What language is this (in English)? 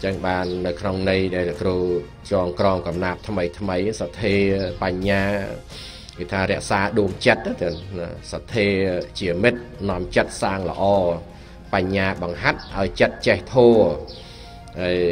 Vietnamese